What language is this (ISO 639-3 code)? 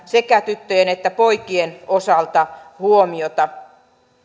fin